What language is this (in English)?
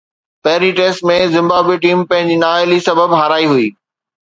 Sindhi